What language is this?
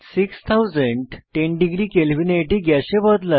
Bangla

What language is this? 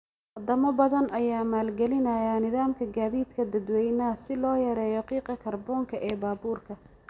Somali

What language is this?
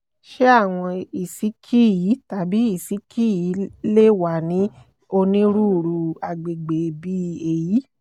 Yoruba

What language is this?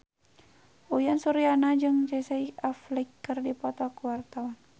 Sundanese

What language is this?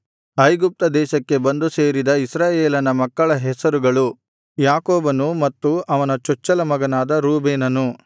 Kannada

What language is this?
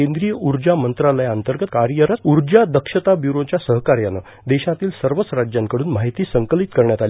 Marathi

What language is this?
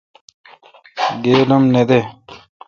Kalkoti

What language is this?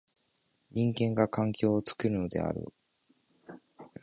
Japanese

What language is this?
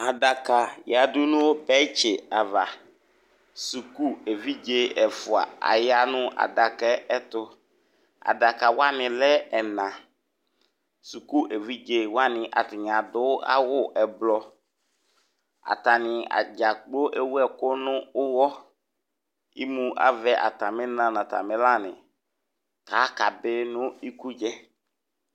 Ikposo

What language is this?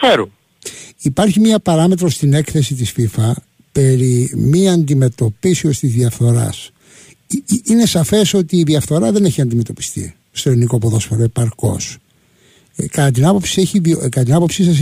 Greek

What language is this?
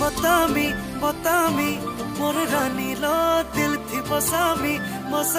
Hindi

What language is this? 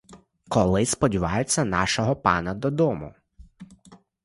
Ukrainian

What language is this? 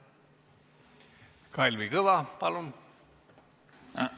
Estonian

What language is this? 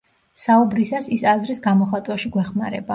Georgian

